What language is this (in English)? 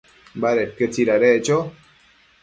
Matsés